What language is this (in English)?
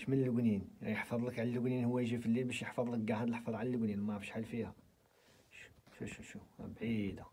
Arabic